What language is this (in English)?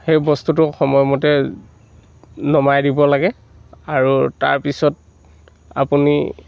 Assamese